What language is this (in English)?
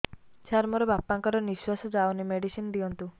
Odia